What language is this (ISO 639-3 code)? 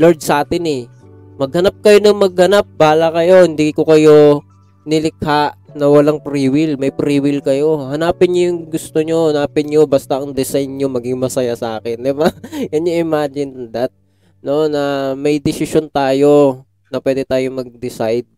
fil